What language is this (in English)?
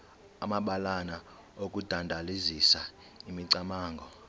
Xhosa